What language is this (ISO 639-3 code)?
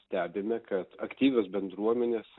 lit